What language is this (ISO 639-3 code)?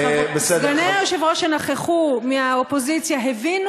heb